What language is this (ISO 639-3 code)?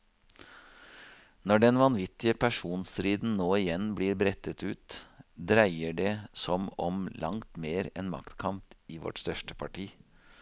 nor